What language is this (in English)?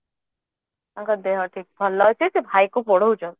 Odia